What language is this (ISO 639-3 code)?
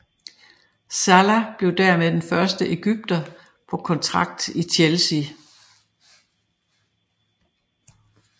dan